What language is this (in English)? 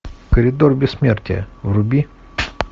Russian